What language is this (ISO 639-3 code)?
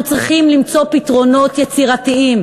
heb